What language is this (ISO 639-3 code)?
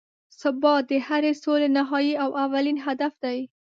pus